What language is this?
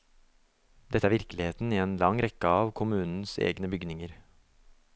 Norwegian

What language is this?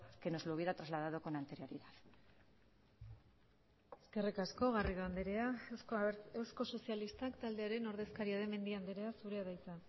Basque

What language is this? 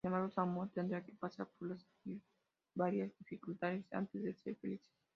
Spanish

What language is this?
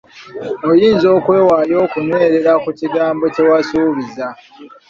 Ganda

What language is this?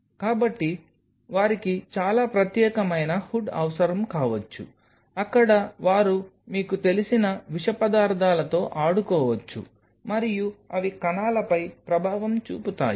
Telugu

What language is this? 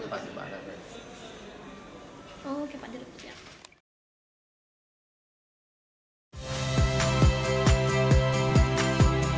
Indonesian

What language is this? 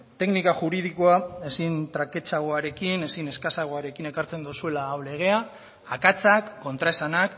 Basque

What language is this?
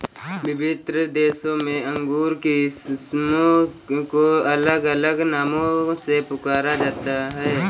Hindi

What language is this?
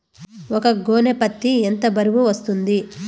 Telugu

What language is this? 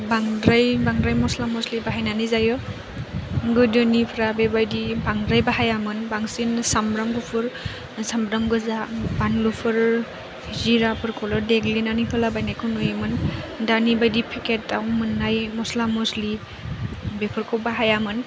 Bodo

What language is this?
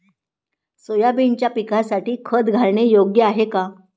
Marathi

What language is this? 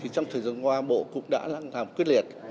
Vietnamese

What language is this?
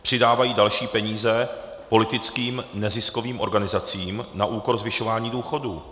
Czech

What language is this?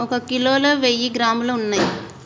Telugu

